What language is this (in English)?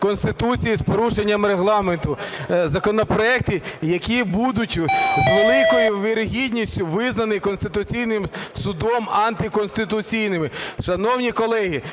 Ukrainian